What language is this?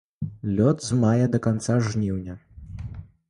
Belarusian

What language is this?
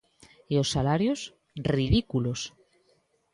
Galician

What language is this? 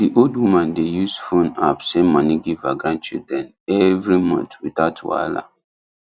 Nigerian Pidgin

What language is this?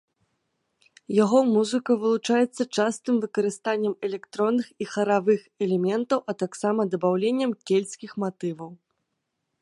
Belarusian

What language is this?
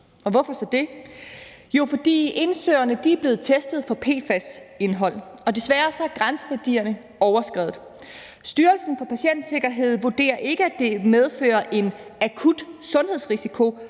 Danish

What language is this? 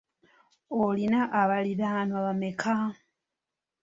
Ganda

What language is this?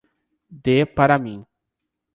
Portuguese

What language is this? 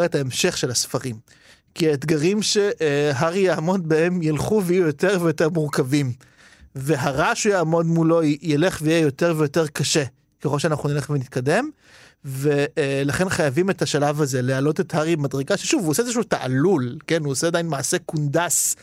Hebrew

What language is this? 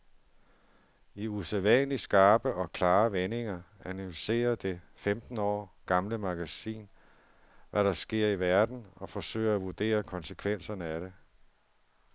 Danish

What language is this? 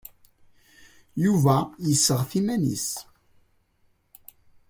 Kabyle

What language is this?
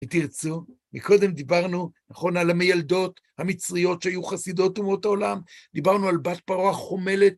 Hebrew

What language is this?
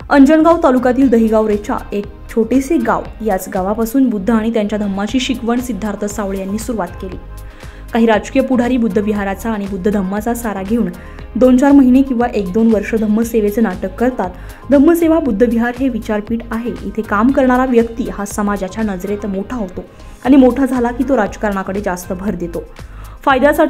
Marathi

